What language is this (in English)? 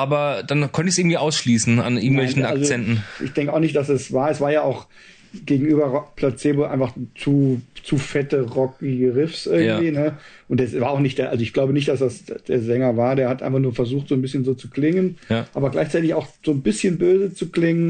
German